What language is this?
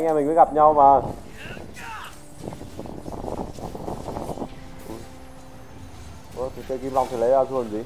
Vietnamese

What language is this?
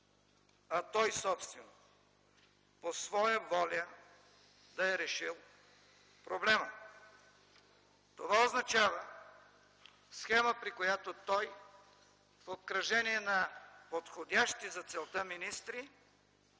Bulgarian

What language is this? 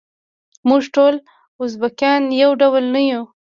Pashto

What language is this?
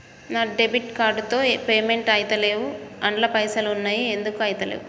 Telugu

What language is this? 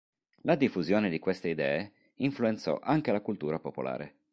Italian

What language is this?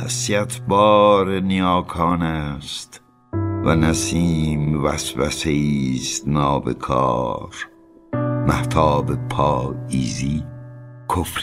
Persian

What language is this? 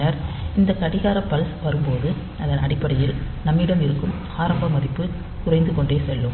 Tamil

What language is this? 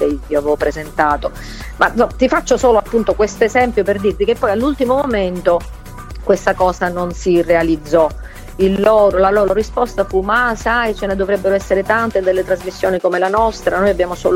Italian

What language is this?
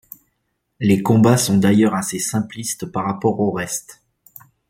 French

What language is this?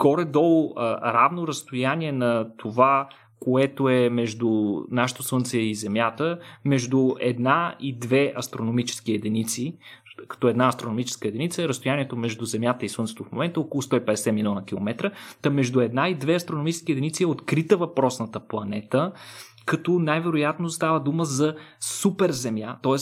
Bulgarian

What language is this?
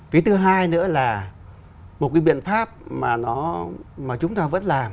Vietnamese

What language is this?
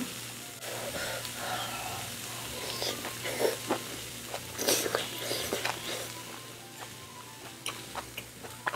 Korean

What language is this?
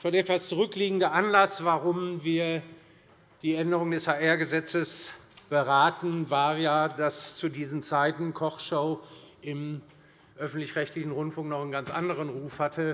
German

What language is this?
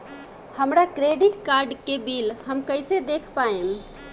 Bhojpuri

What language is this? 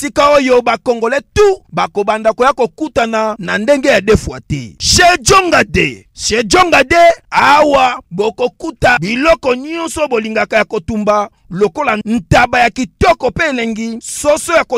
French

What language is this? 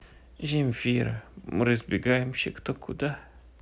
Russian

